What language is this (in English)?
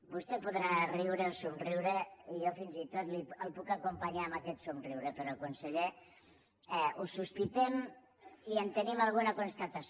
Catalan